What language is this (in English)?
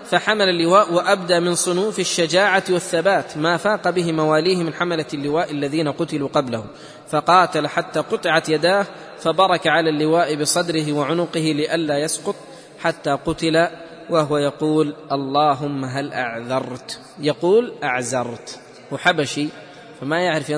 Arabic